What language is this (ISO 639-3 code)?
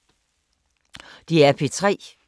dan